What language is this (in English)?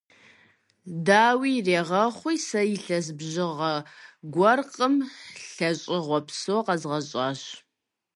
Kabardian